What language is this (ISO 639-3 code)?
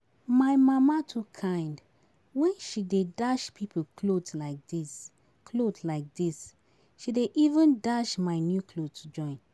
pcm